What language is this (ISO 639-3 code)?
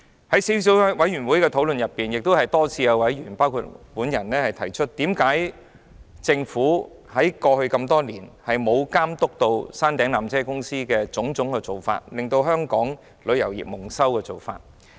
yue